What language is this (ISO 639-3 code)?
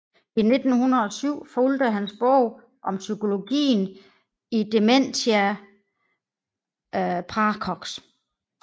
dan